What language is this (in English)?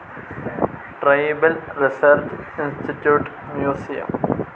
Malayalam